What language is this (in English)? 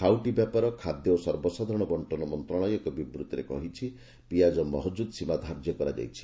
Odia